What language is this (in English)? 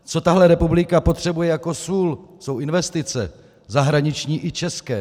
Czech